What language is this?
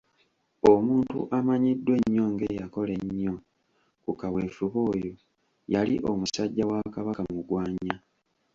Ganda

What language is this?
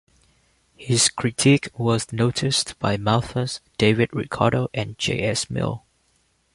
English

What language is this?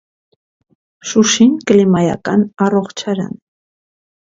Armenian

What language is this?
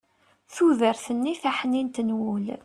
Kabyle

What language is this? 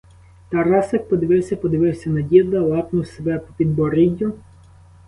Ukrainian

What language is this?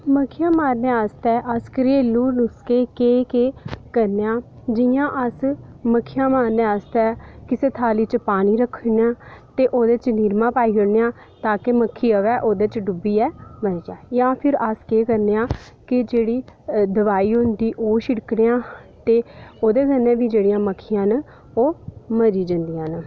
Dogri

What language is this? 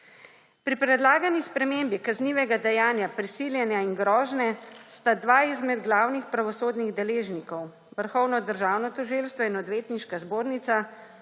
Slovenian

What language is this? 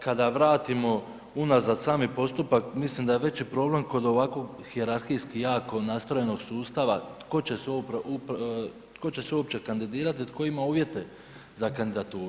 Croatian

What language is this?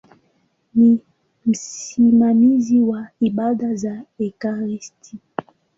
Swahili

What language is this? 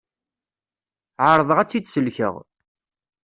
Kabyle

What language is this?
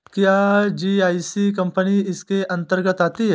Hindi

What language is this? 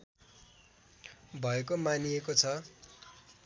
Nepali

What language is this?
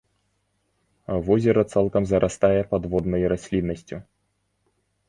Belarusian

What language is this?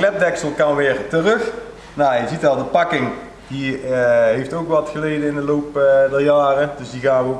Dutch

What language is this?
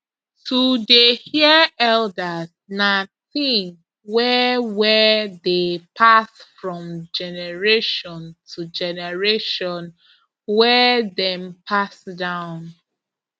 Nigerian Pidgin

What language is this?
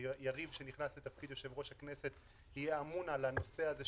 Hebrew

